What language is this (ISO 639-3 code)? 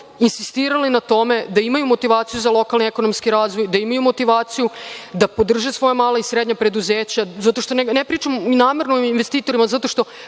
srp